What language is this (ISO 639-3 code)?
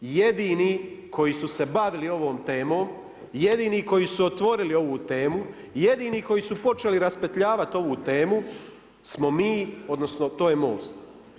hrv